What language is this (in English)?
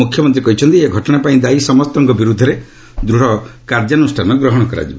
Odia